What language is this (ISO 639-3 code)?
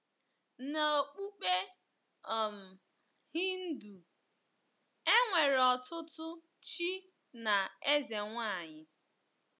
ibo